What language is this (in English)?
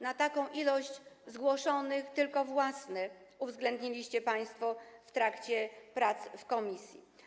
Polish